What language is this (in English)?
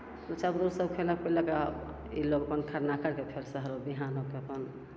Maithili